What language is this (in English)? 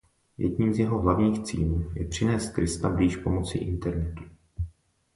Czech